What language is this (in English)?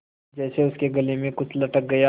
Hindi